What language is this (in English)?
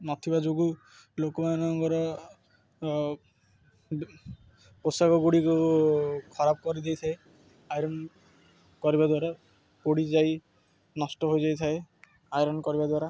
Odia